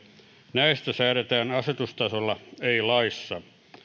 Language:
Finnish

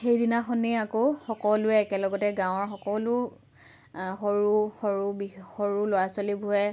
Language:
Assamese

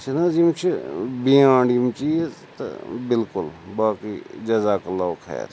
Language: Kashmiri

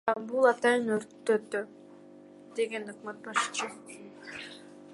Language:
Kyrgyz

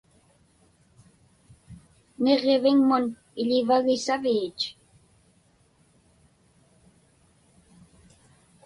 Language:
Inupiaq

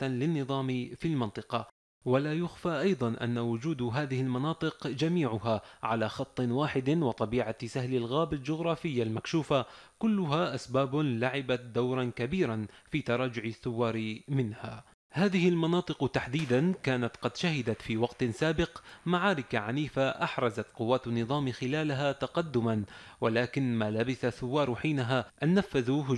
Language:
Arabic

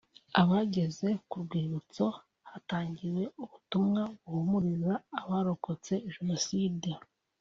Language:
Kinyarwanda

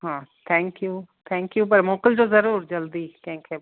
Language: Sindhi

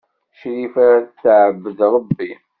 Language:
Kabyle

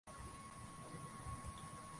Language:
Swahili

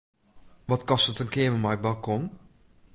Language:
Western Frisian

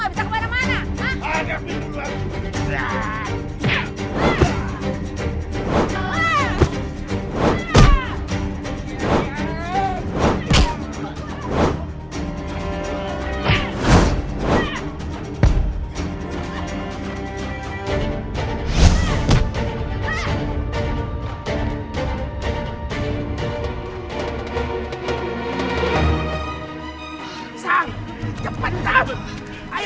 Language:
Indonesian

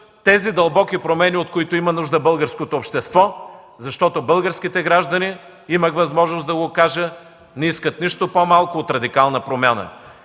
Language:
Bulgarian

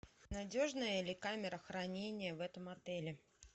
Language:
Russian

